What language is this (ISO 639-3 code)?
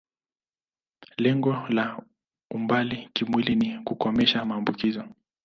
swa